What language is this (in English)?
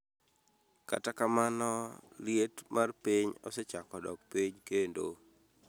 Luo (Kenya and Tanzania)